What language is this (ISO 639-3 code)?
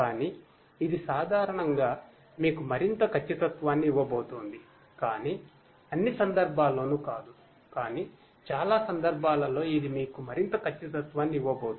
tel